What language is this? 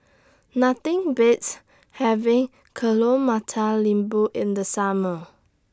English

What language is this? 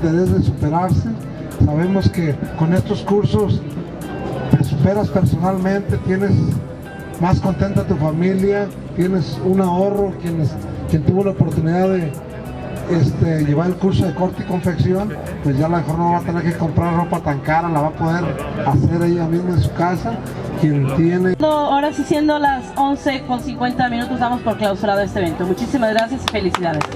Spanish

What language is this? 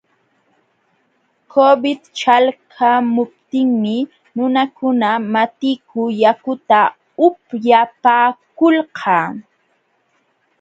Jauja Wanca Quechua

